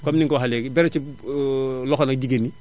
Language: Wolof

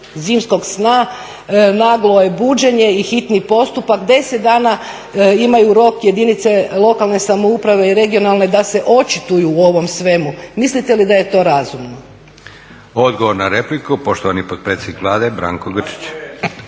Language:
Croatian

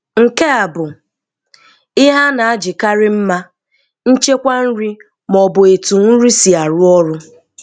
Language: Igbo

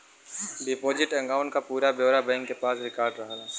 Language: Bhojpuri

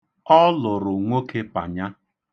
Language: Igbo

